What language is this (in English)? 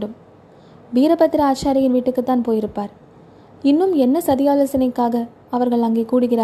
Tamil